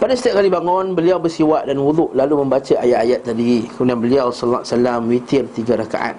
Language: Malay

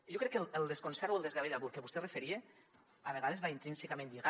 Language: Catalan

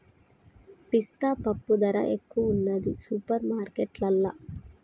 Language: Telugu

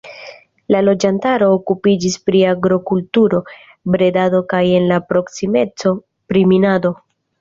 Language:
Esperanto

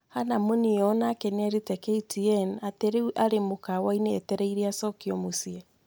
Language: Kikuyu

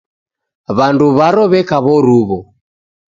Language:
Taita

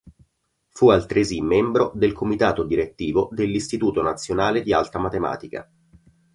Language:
Italian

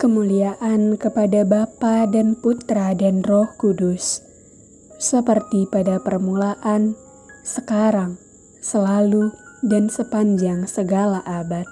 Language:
Indonesian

